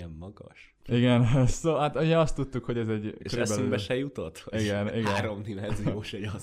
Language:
Hungarian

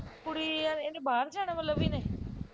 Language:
Punjabi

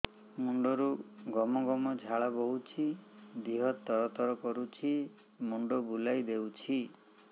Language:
Odia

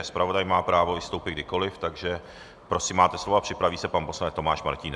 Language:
Czech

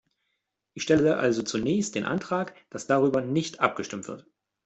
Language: German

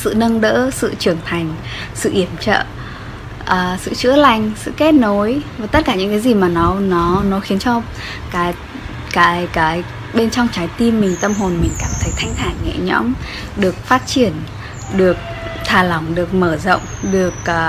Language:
Vietnamese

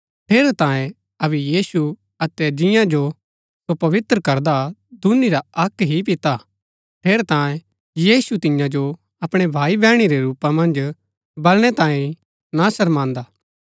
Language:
Gaddi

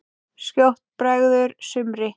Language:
Icelandic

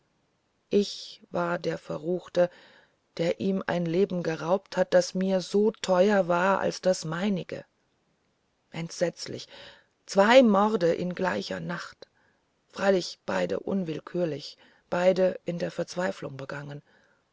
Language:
German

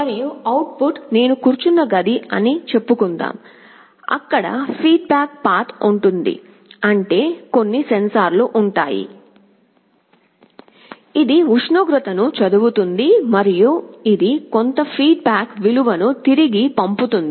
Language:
Telugu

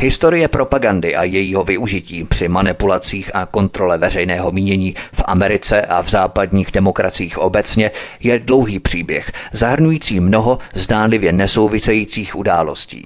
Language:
Czech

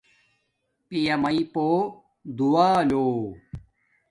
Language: Domaaki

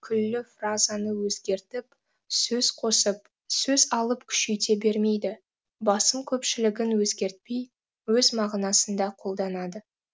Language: Kazakh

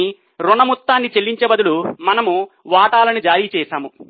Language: Telugu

